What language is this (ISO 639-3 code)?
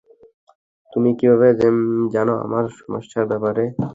ben